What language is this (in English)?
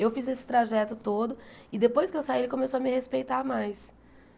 Portuguese